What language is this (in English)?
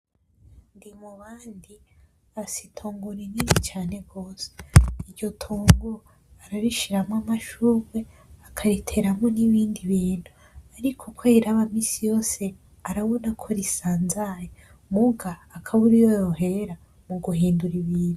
Rundi